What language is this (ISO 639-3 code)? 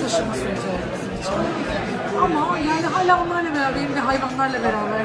tur